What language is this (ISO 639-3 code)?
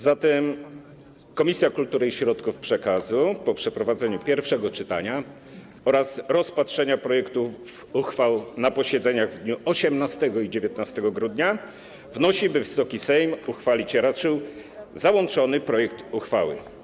pol